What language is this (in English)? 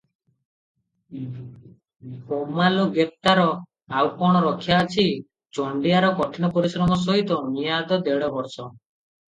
Odia